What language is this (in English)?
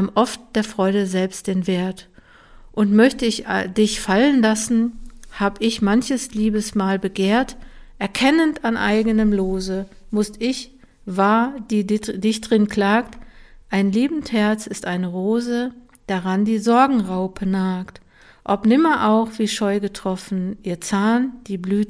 German